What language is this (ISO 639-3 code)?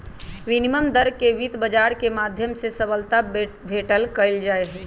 mag